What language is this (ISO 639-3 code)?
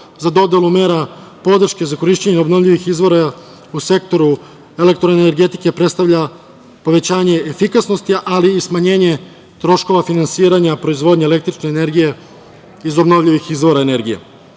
srp